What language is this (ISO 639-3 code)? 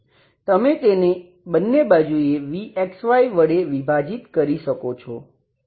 guj